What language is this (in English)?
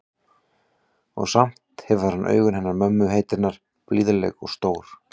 Icelandic